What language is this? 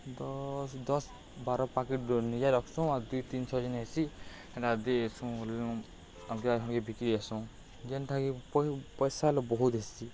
Odia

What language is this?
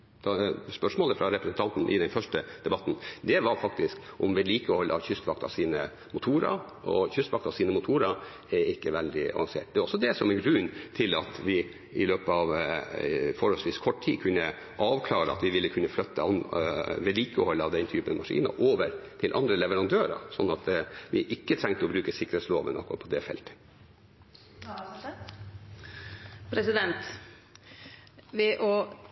Norwegian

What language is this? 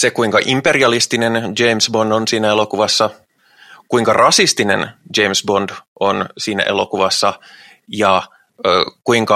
Finnish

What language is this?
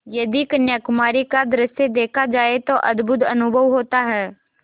Hindi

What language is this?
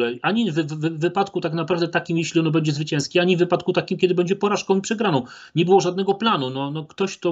Polish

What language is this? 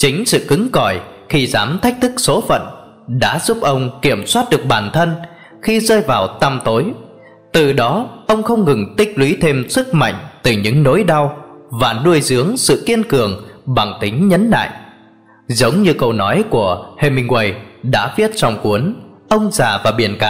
Vietnamese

